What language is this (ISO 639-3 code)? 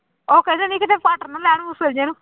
pan